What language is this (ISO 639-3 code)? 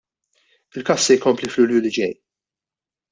mlt